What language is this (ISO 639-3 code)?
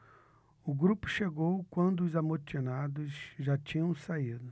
por